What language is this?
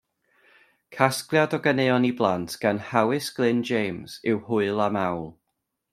Welsh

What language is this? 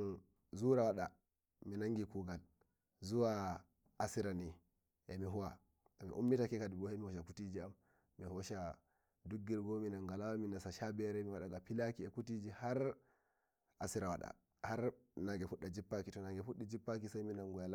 Nigerian Fulfulde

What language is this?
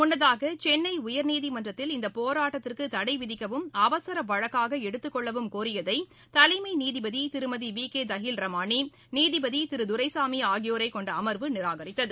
Tamil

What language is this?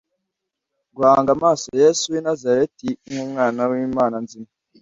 Kinyarwanda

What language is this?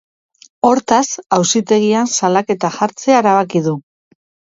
Basque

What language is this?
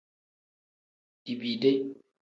Tem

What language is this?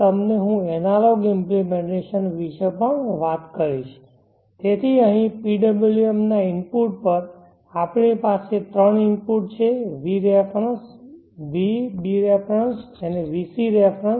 Gujarati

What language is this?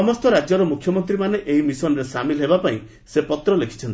Odia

